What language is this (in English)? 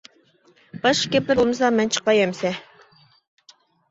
Uyghur